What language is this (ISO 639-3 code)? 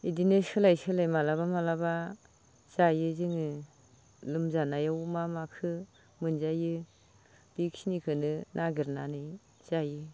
brx